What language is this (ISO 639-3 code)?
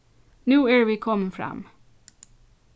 fao